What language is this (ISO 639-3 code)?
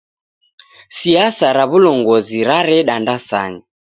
dav